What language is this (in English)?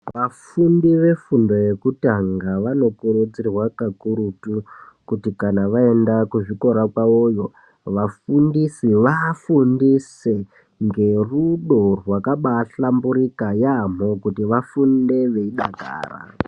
Ndau